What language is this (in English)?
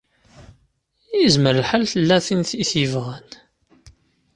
Kabyle